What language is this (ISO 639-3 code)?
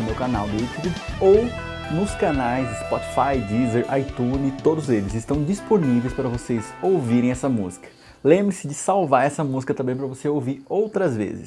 por